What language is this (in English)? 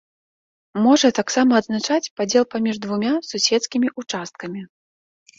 Belarusian